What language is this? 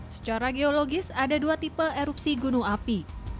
Indonesian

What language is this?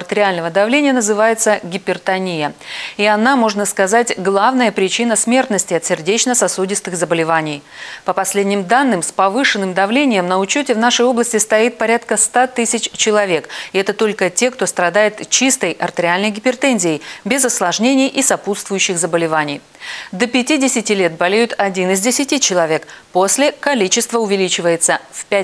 Russian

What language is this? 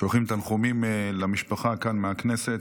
Hebrew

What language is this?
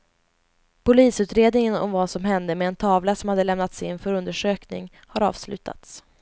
Swedish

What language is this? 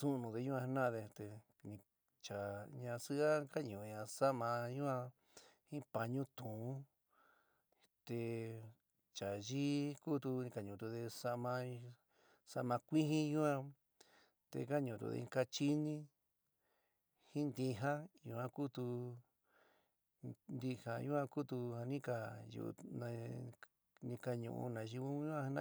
San Miguel El Grande Mixtec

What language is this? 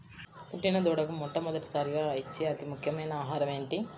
Telugu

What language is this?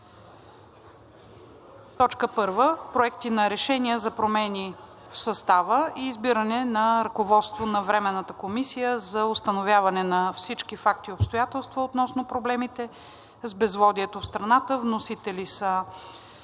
Bulgarian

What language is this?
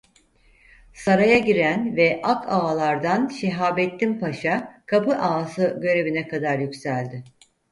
Turkish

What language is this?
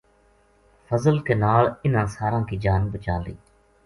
Gujari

